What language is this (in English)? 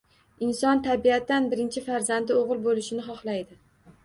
Uzbek